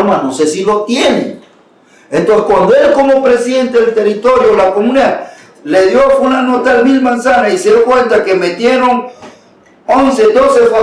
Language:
Spanish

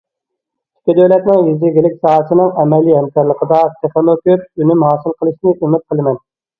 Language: Uyghur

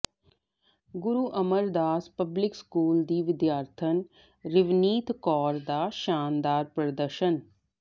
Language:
Punjabi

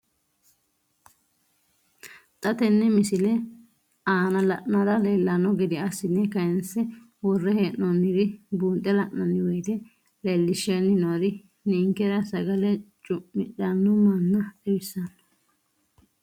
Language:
Sidamo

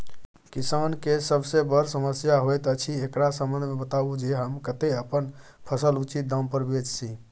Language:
Maithili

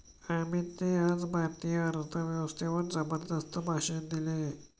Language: Marathi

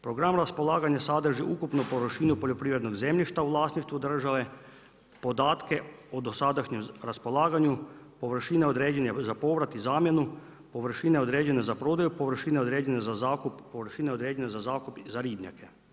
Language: Croatian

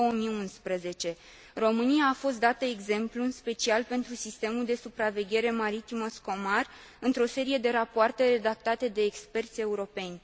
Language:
Romanian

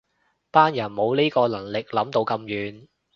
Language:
Cantonese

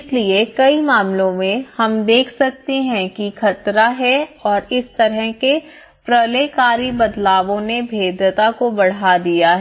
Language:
Hindi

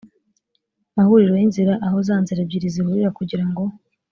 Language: Kinyarwanda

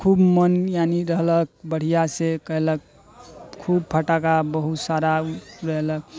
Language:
Maithili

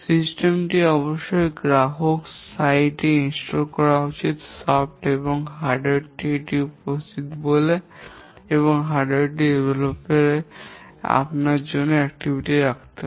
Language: Bangla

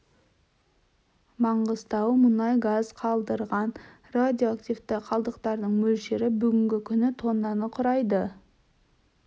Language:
Kazakh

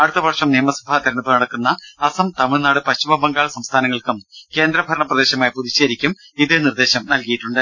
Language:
Malayalam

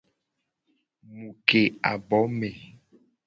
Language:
Gen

